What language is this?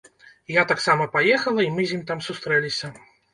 Belarusian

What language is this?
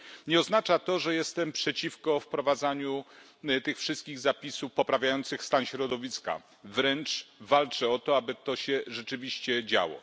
Polish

